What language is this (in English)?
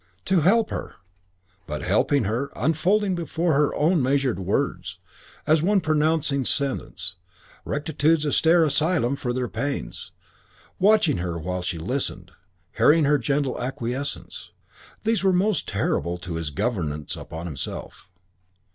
English